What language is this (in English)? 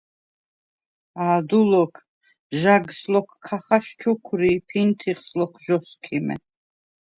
Svan